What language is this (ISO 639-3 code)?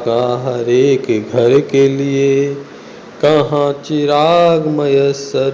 hin